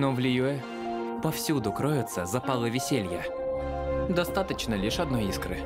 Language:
Russian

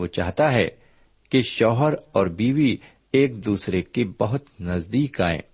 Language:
Urdu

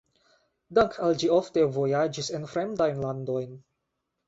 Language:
Esperanto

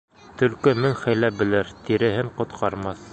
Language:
Bashkir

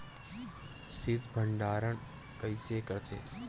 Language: Chhattisgarhi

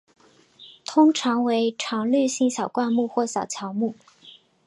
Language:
Chinese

